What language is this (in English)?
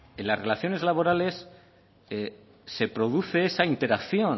Spanish